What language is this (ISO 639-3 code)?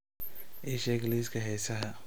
som